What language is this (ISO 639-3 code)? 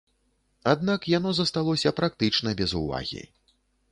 bel